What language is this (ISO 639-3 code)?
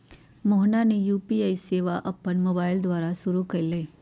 mag